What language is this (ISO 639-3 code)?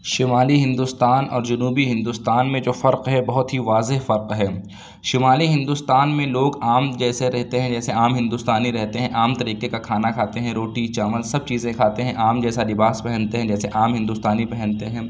urd